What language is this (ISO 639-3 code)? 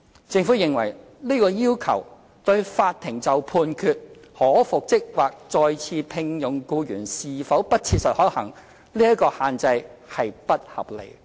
yue